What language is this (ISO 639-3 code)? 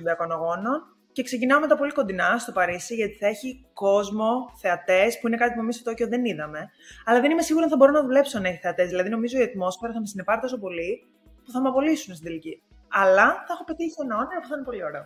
ell